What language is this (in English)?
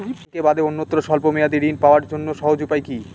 Bangla